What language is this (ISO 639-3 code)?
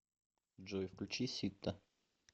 rus